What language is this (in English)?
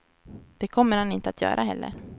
Swedish